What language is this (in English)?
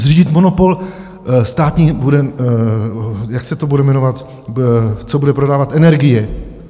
Czech